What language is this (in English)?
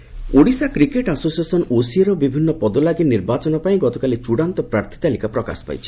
Odia